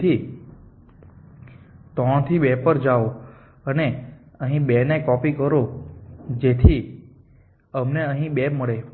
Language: Gujarati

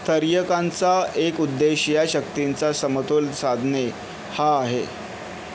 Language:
Marathi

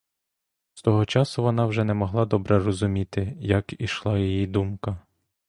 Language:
Ukrainian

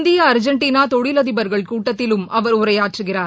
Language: Tamil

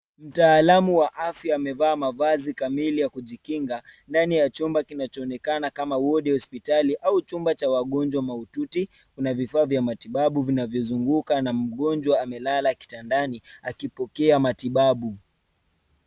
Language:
Swahili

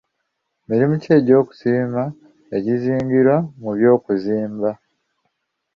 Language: Ganda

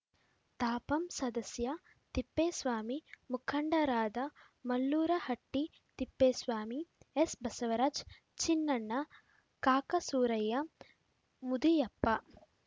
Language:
Kannada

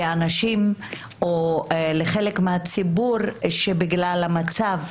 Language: Hebrew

